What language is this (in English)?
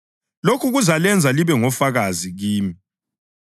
North Ndebele